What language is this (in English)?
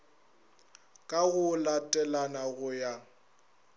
Northern Sotho